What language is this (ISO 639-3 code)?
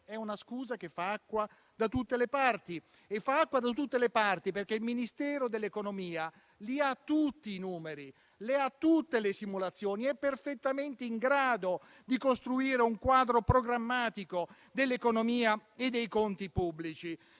ita